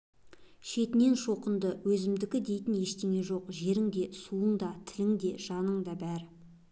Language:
Kazakh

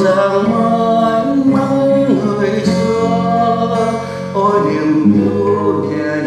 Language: Vietnamese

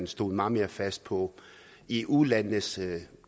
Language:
Danish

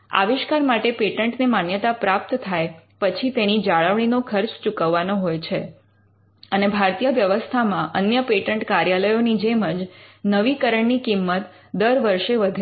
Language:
Gujarati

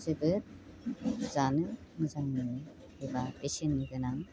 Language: Bodo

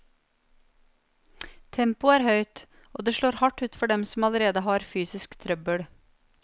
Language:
Norwegian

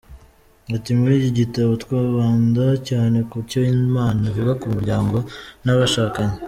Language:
Kinyarwanda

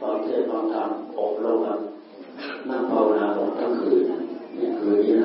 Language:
Thai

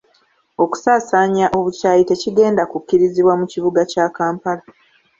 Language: Ganda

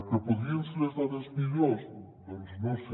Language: Catalan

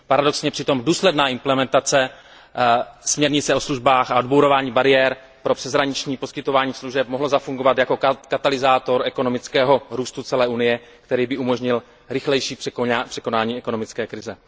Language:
Czech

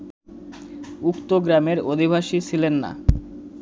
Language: Bangla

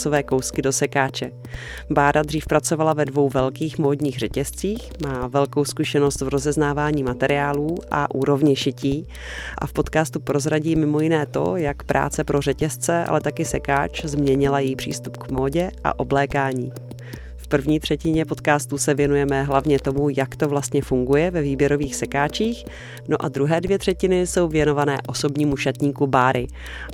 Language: Czech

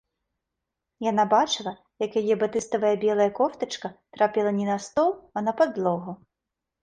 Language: Belarusian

